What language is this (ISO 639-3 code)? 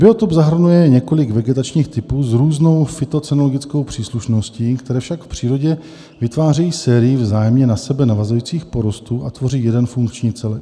ces